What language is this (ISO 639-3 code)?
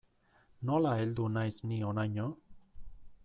eus